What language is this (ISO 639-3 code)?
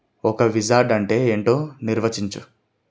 tel